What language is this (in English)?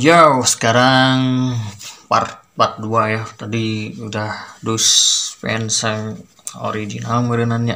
Indonesian